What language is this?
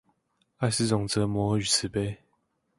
Chinese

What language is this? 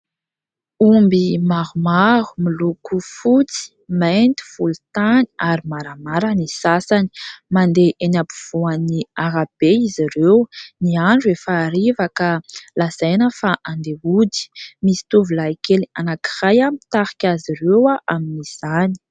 Malagasy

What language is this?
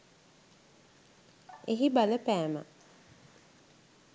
Sinhala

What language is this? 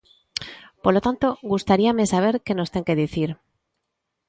Galician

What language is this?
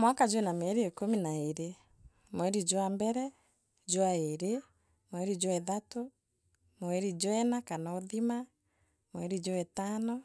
Meru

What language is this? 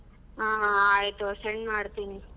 Kannada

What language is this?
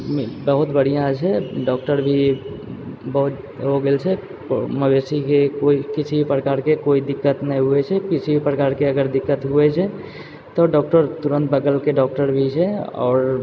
Maithili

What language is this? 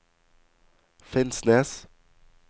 Norwegian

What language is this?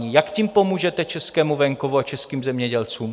Czech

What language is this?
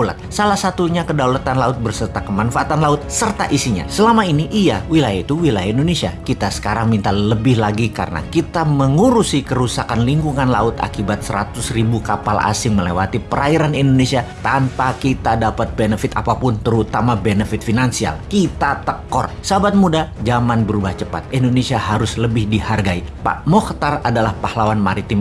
Indonesian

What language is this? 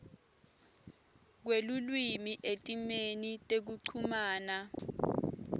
Swati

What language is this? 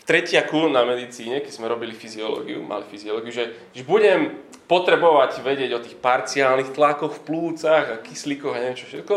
Slovak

